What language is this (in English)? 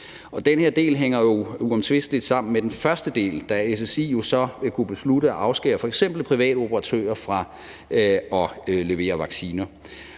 Danish